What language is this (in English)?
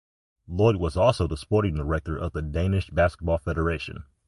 English